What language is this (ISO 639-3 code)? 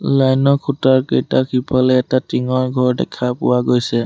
asm